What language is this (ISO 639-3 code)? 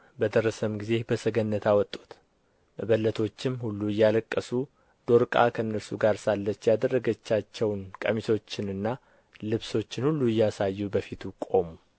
amh